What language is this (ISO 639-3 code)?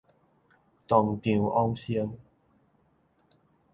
nan